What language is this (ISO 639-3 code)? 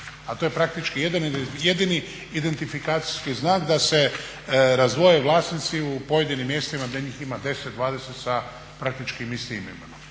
hrv